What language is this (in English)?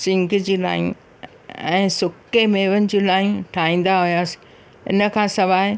Sindhi